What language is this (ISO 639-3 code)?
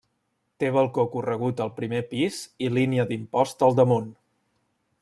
cat